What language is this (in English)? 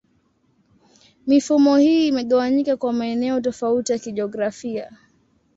Swahili